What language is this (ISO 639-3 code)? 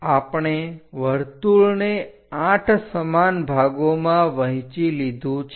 guj